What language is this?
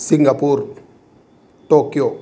Sanskrit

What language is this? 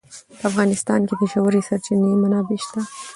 Pashto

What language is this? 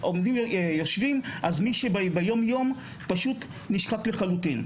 Hebrew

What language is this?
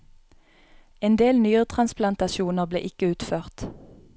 Norwegian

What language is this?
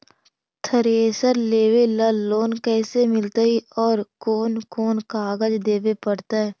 Magahi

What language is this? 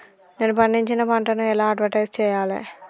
Telugu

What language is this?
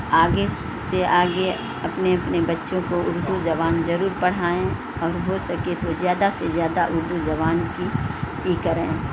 Urdu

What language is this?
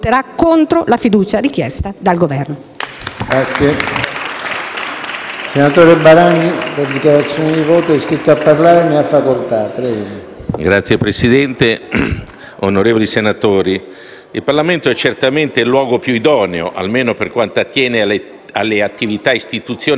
Italian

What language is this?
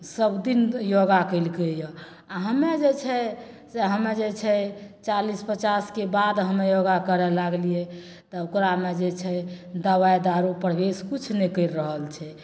Maithili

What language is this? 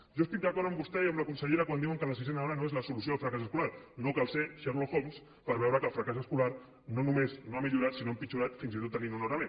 Catalan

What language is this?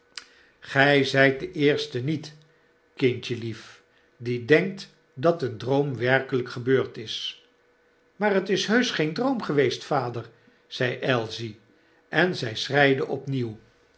Dutch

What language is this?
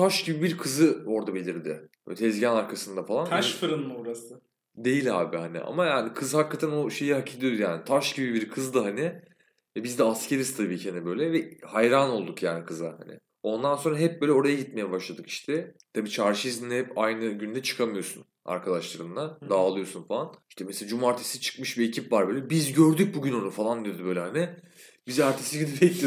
Turkish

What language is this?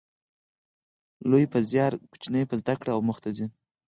Pashto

